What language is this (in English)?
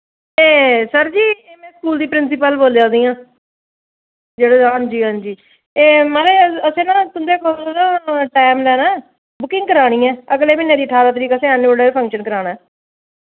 Dogri